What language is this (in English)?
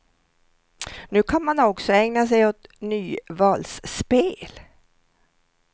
Swedish